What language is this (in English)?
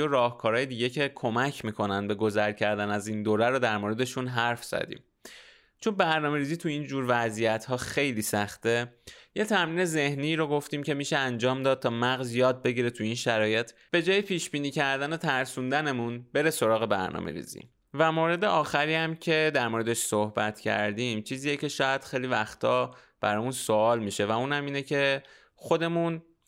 Persian